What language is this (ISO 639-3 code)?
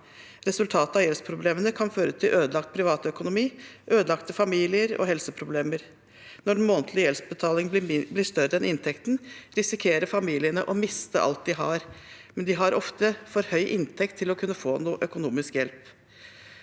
nor